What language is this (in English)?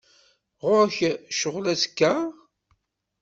Kabyle